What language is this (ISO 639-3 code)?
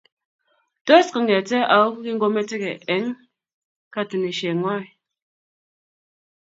kln